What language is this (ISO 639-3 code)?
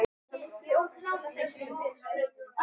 isl